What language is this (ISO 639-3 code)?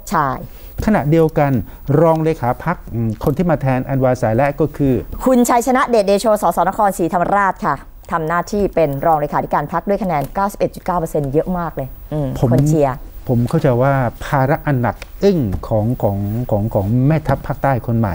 tha